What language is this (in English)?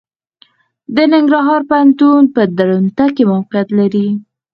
Pashto